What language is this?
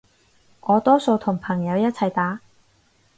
Cantonese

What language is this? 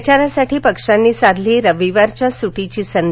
Marathi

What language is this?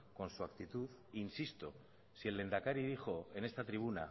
Spanish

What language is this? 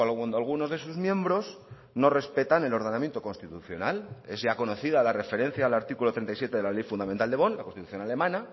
Spanish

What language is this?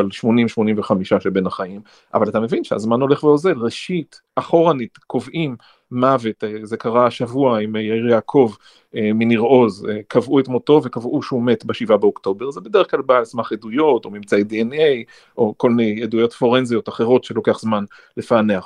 Hebrew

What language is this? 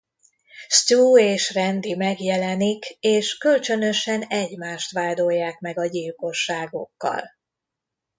Hungarian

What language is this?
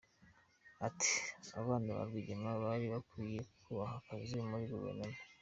Kinyarwanda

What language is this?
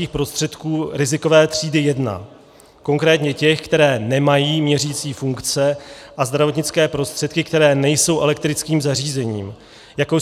Czech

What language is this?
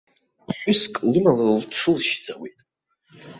Abkhazian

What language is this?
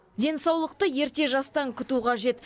Kazakh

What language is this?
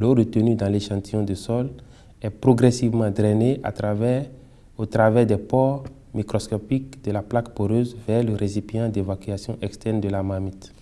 French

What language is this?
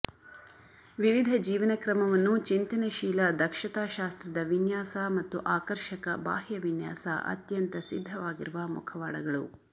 Kannada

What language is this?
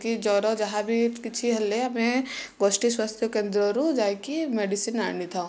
Odia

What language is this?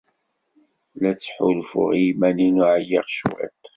Kabyle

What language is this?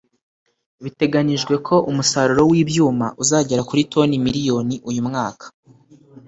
Kinyarwanda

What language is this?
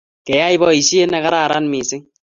Kalenjin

